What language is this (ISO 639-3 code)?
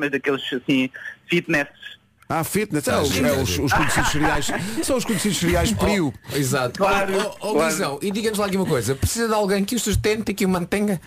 por